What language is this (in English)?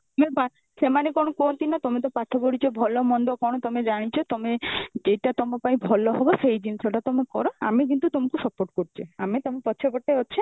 Odia